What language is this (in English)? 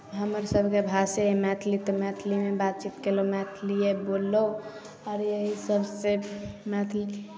Maithili